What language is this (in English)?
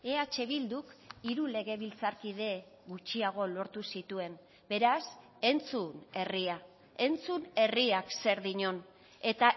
Basque